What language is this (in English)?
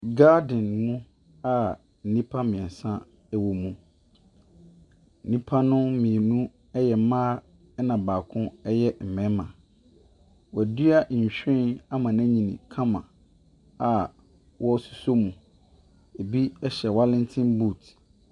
Akan